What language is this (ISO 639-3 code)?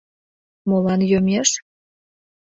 chm